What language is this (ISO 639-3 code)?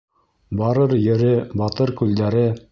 bak